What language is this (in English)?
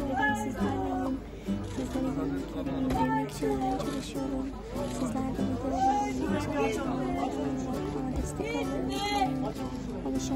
Turkish